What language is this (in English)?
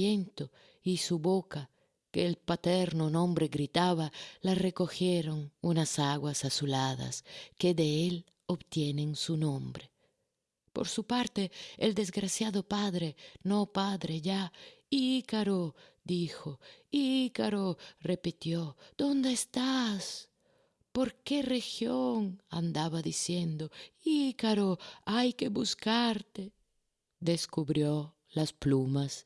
Spanish